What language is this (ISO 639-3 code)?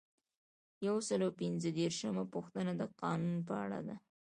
pus